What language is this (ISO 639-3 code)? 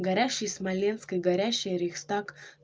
rus